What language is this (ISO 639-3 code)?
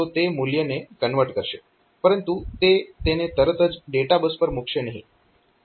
guj